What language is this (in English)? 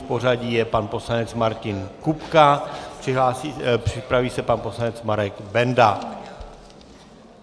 Czech